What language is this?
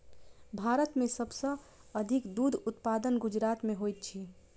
Maithili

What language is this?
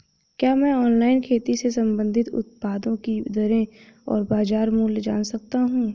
Hindi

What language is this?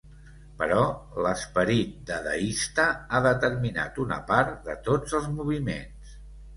Catalan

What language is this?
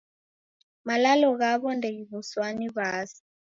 Taita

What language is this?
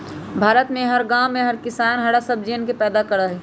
Magahi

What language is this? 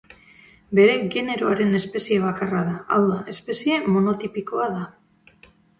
Basque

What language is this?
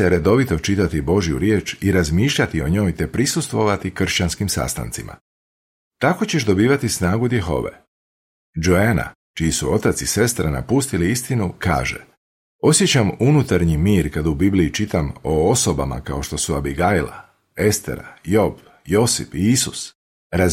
Croatian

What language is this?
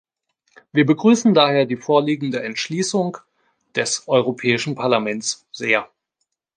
German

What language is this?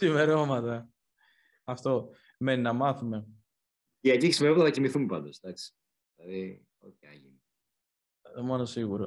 Greek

